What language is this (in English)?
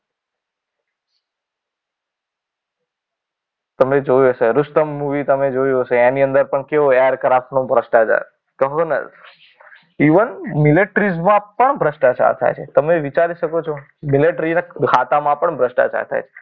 Gujarati